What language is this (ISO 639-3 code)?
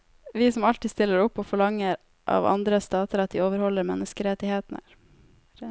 nor